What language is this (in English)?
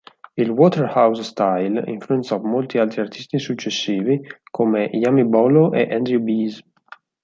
Italian